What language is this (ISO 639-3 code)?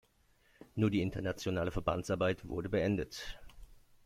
deu